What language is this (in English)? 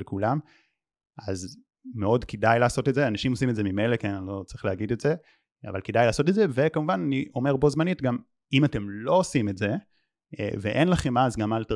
Hebrew